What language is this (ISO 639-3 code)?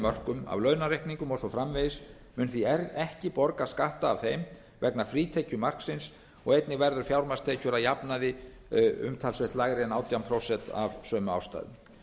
isl